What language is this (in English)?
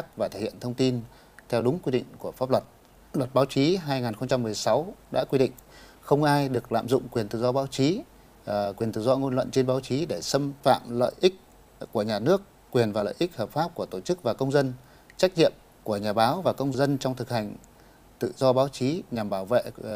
Vietnamese